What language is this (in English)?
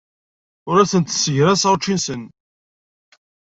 Kabyle